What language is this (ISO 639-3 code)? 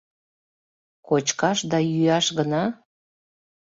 chm